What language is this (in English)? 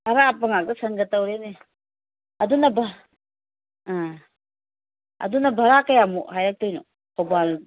Manipuri